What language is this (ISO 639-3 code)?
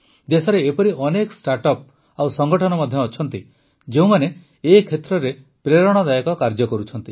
ori